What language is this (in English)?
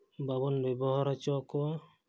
Santali